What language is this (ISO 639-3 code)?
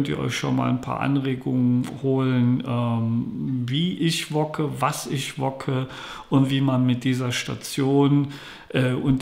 deu